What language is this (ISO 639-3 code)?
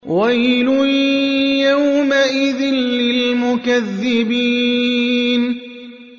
ara